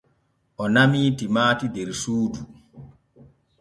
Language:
Borgu Fulfulde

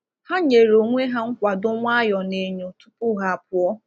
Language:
Igbo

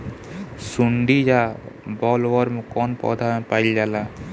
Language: Bhojpuri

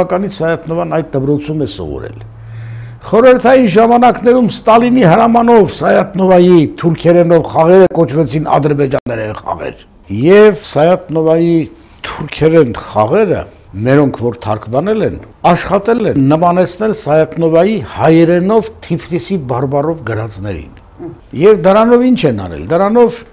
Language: Turkish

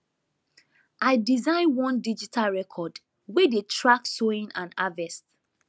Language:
Nigerian Pidgin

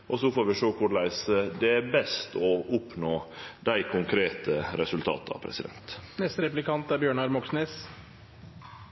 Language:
Norwegian Nynorsk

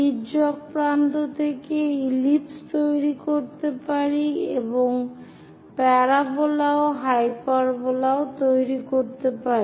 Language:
Bangla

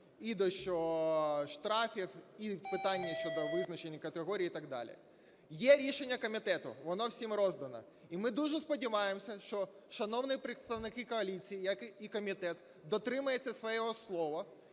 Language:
Ukrainian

